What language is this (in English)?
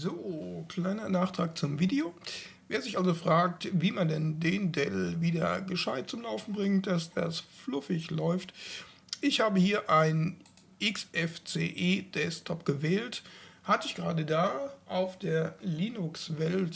German